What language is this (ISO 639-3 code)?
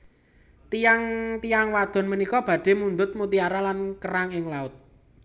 jav